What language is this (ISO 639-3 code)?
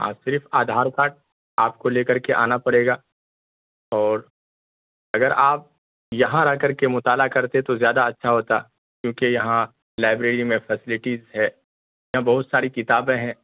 urd